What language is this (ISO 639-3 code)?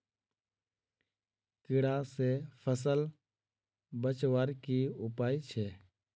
mag